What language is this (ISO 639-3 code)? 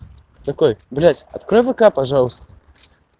rus